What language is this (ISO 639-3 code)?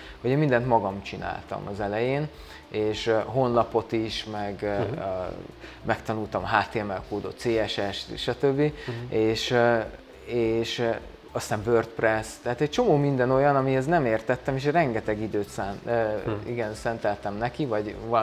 hun